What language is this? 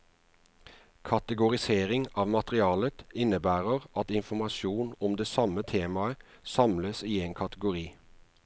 Norwegian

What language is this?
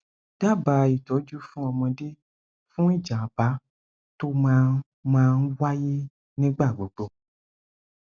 Yoruba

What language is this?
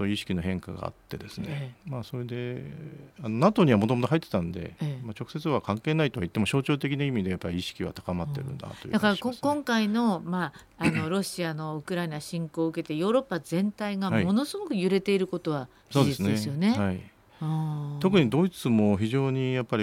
Japanese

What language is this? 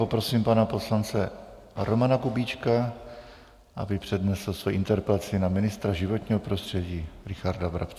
Czech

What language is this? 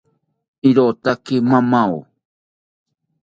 South Ucayali Ashéninka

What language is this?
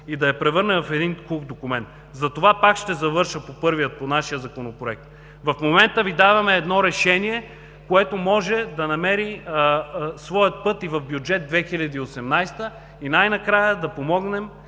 Bulgarian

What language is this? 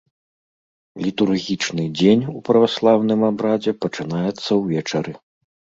Belarusian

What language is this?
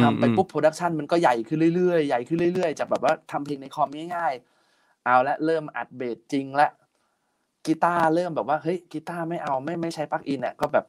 Thai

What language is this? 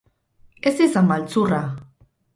Basque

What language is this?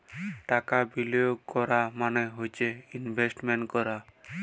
Bangla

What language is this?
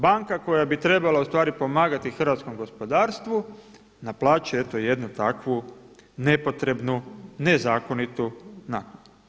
Croatian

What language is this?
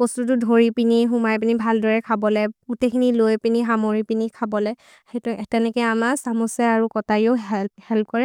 Maria (India)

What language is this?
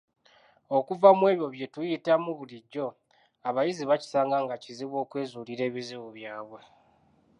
Ganda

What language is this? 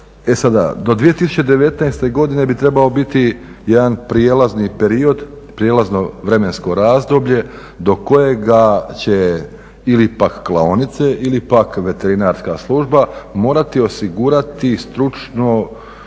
Croatian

